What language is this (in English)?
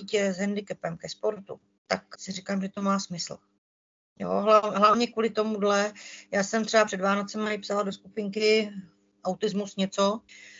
Czech